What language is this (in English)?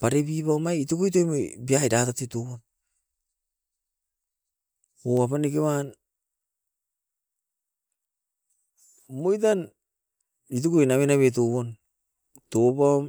Askopan